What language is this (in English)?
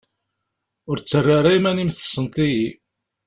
Kabyle